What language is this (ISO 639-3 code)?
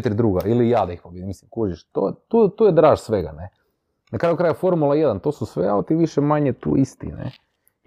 hrv